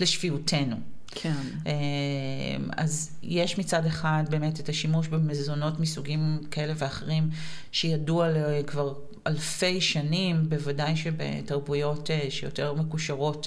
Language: Hebrew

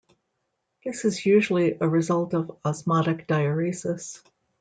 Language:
English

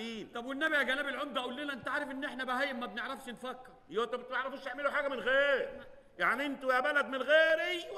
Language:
Arabic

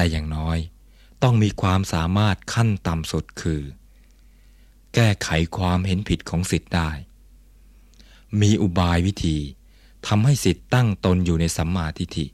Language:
Thai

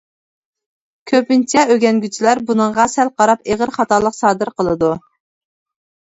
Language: Uyghur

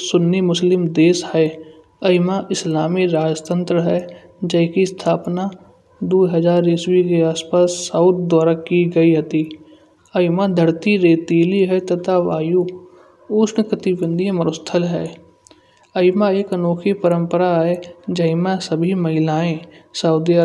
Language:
Kanauji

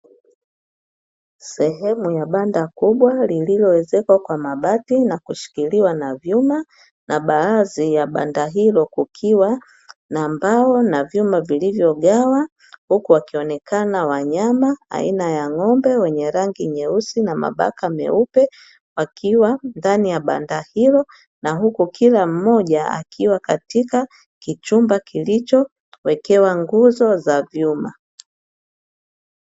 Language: Swahili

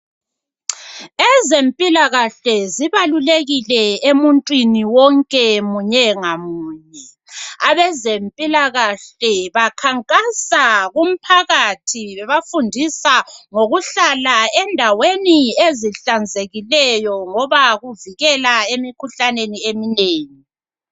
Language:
North Ndebele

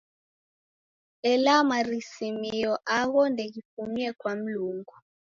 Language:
Taita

